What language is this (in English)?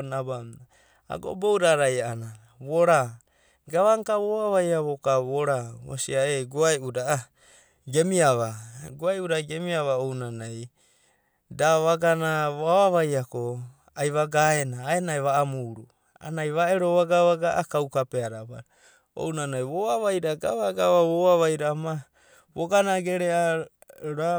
Abadi